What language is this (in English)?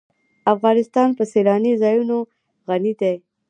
Pashto